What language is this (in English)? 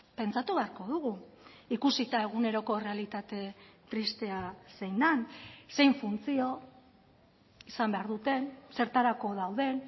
Basque